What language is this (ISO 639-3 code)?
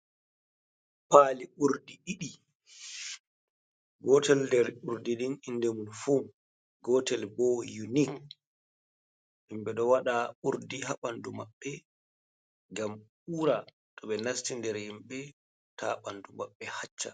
ful